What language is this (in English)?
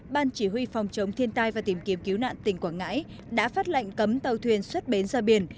Vietnamese